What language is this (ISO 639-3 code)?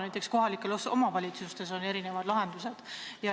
est